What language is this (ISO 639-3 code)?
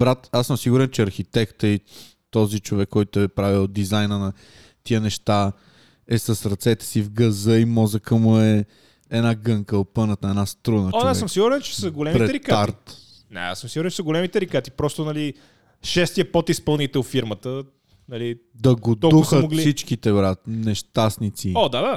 bul